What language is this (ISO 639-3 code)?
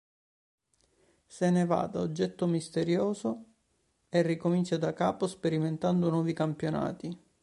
ita